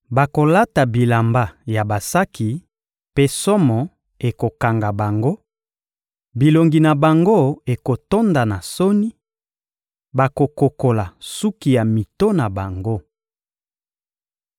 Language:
Lingala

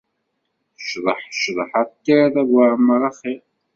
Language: Kabyle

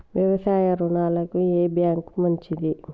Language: Telugu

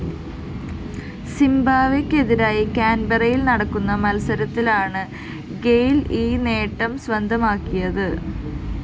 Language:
Malayalam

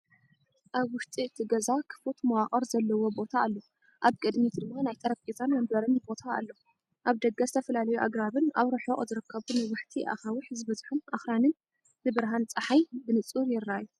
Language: Tigrinya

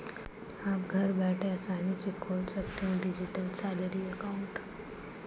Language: Hindi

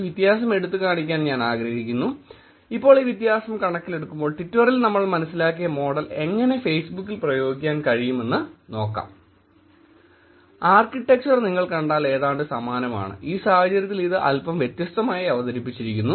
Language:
Malayalam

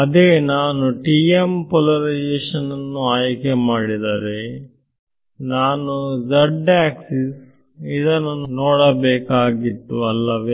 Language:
Kannada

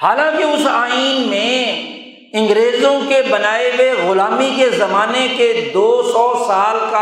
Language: Urdu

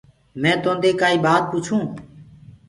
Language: Gurgula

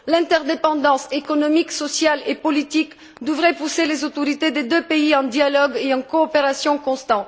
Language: French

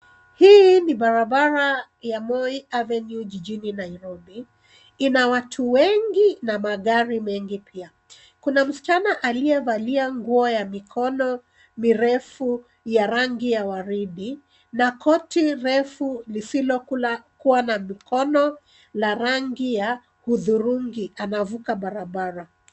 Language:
Swahili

